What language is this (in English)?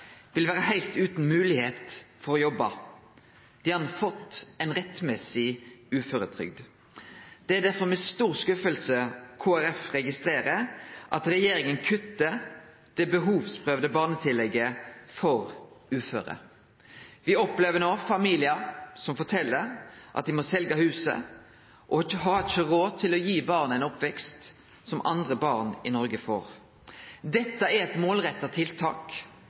Norwegian Nynorsk